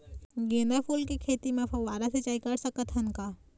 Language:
Chhattisgarhi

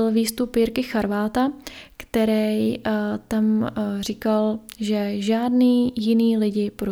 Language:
Czech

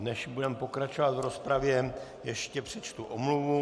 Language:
Czech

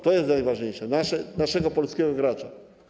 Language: Polish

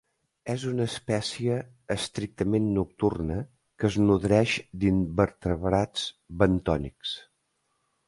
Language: Catalan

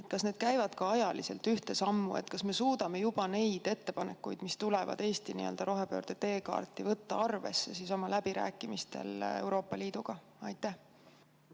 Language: Estonian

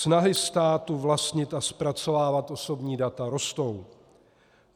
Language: Czech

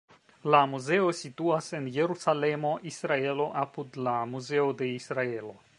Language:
Esperanto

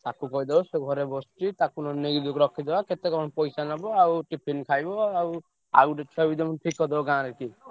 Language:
Odia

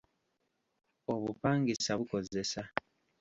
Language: Ganda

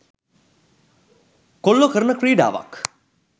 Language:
Sinhala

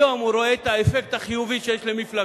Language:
Hebrew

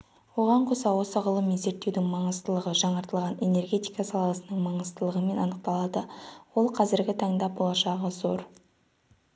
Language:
Kazakh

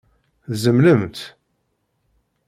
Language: Kabyle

